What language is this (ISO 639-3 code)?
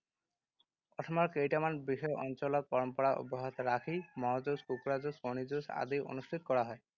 asm